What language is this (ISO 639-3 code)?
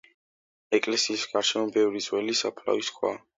kat